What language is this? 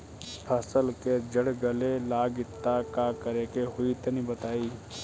Bhojpuri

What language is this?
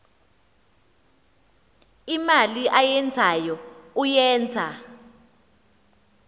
Xhosa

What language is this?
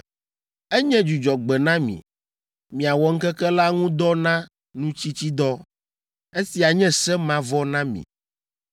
Ewe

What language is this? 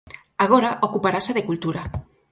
Galician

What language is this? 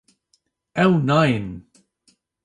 Kurdish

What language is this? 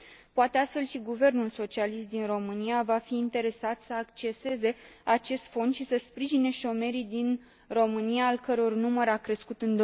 Romanian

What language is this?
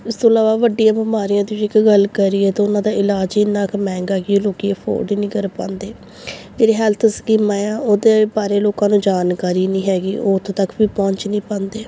Punjabi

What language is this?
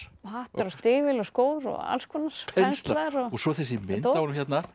Icelandic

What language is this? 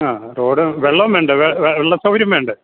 Malayalam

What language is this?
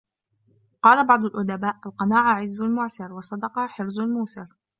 Arabic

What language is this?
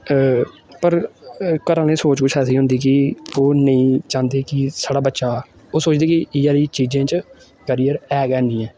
Dogri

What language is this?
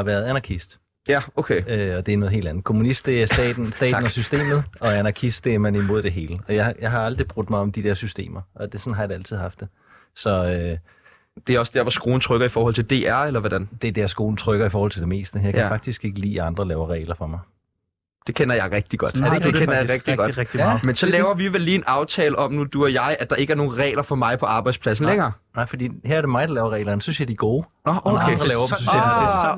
Danish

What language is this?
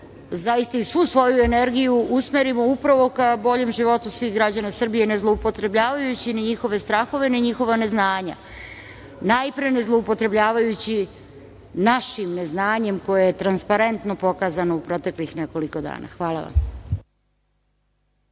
Serbian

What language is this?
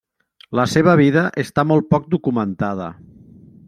Catalan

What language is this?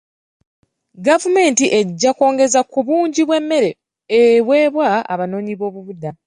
Ganda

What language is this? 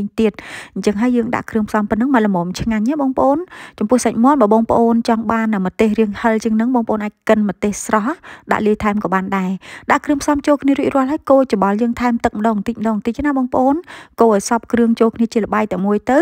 Vietnamese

